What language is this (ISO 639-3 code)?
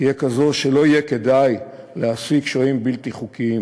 heb